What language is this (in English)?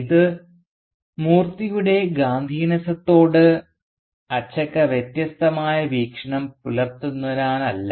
Malayalam